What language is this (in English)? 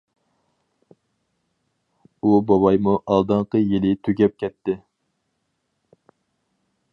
Uyghur